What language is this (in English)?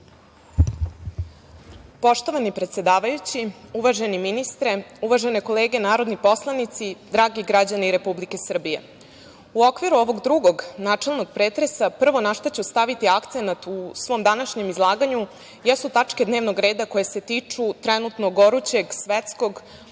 Serbian